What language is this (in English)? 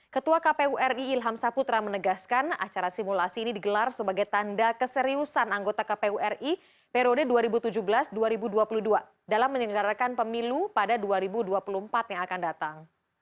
Indonesian